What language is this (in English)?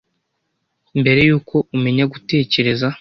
Kinyarwanda